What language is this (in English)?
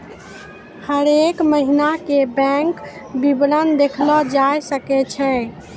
Maithili